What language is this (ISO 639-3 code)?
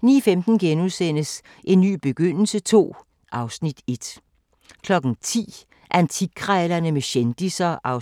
dan